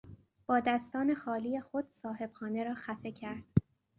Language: Persian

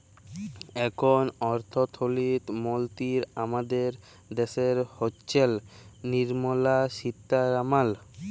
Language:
Bangla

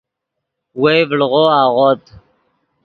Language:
Yidgha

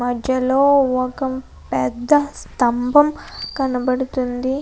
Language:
Telugu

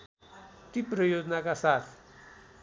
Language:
Nepali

